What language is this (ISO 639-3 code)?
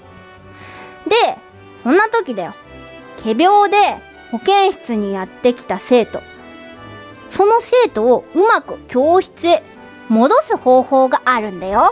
jpn